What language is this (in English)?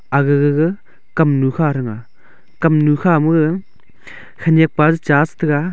Wancho Naga